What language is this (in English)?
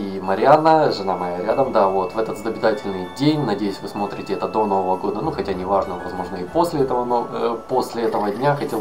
Russian